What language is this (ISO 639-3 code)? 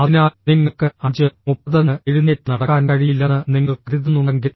mal